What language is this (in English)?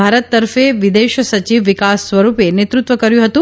Gujarati